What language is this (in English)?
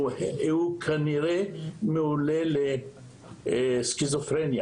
Hebrew